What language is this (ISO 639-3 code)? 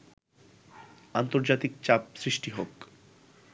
ben